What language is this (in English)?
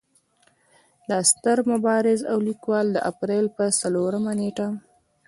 Pashto